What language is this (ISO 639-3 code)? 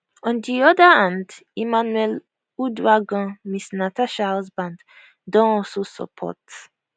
pcm